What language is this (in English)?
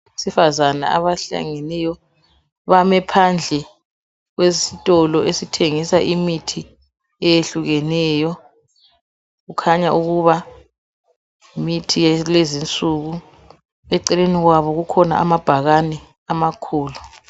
North Ndebele